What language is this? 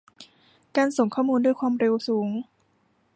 Thai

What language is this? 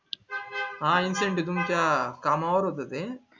Marathi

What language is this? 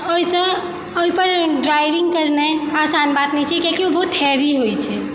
Maithili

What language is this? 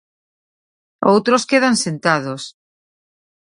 Galician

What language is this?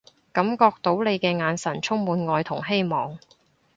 Cantonese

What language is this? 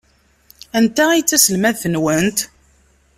Kabyle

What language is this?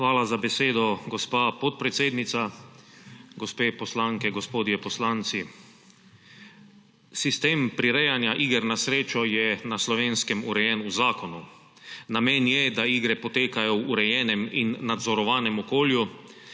Slovenian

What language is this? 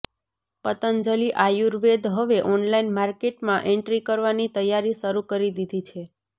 Gujarati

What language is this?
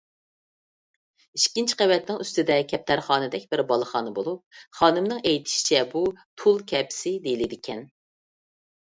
Uyghur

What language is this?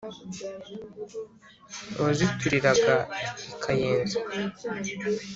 Kinyarwanda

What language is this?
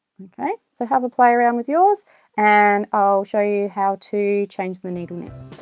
English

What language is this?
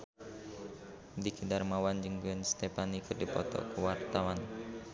Sundanese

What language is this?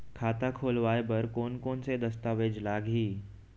Chhattisgarhi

